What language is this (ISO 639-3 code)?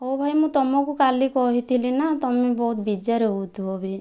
ori